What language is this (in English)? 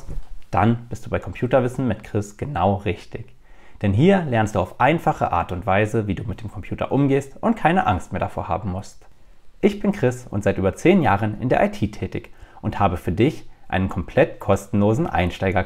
German